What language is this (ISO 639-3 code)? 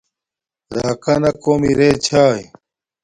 dmk